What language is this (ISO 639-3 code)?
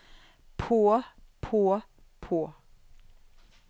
nor